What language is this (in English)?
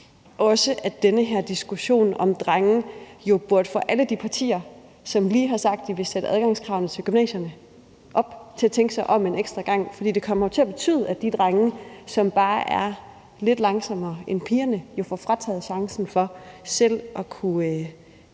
Danish